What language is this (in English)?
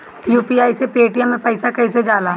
Bhojpuri